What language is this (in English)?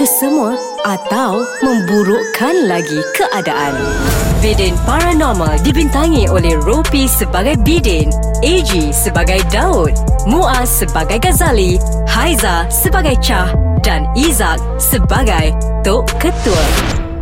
Malay